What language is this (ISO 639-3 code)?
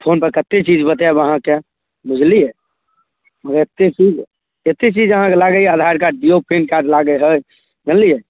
mai